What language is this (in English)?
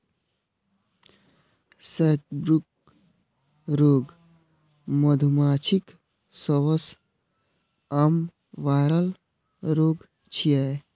Maithili